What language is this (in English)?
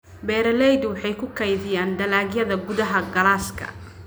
Somali